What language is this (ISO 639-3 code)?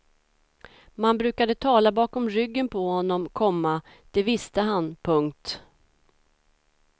swe